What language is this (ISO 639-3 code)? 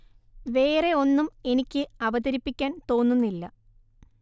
mal